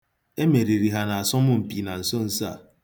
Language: Igbo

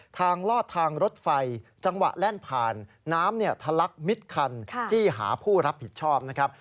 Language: Thai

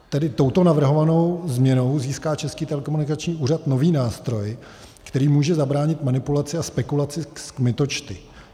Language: Czech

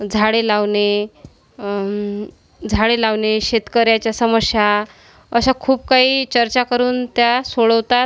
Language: Marathi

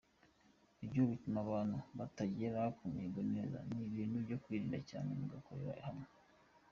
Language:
Kinyarwanda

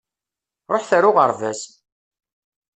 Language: Kabyle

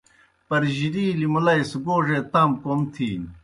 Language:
Kohistani Shina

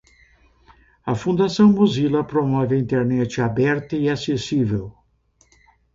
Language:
Portuguese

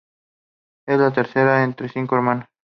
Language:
Spanish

